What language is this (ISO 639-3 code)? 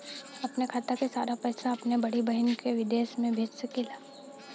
bho